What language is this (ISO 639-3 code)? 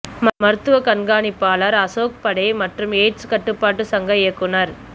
tam